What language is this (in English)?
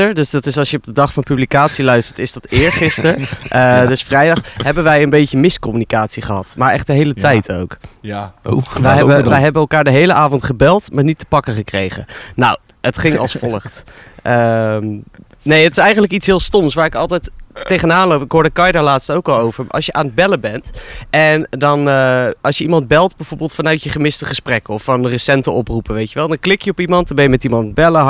Dutch